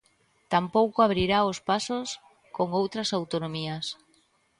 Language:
Galician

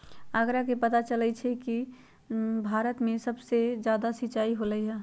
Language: Magahi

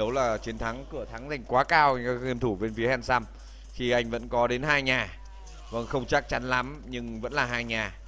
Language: Vietnamese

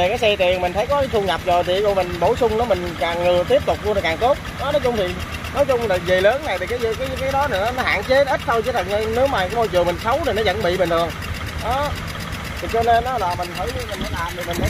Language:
Vietnamese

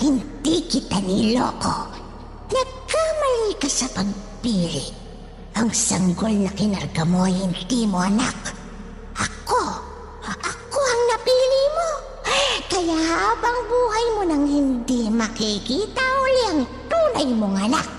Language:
Filipino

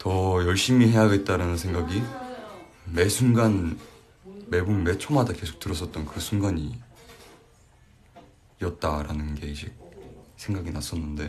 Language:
Korean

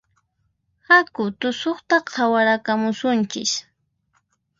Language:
Puno Quechua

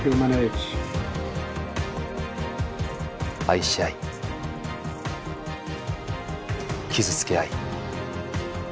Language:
Japanese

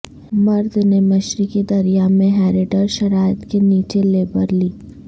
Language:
Urdu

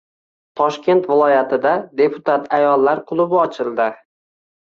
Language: Uzbek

